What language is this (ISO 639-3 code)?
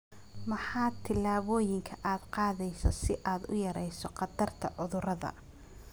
som